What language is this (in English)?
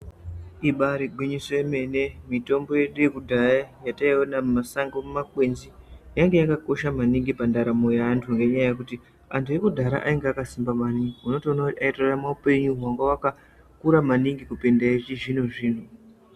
Ndau